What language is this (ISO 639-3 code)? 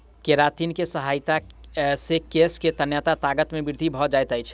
mai